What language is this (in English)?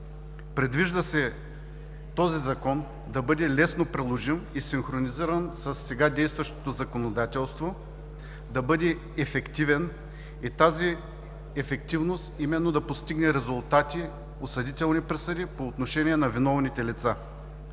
Bulgarian